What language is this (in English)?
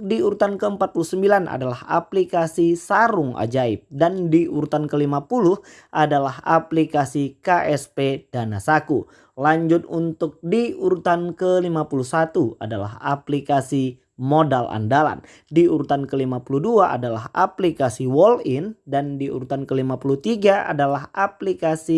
Indonesian